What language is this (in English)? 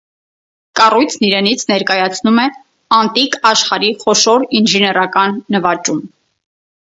Armenian